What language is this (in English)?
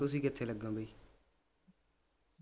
Punjabi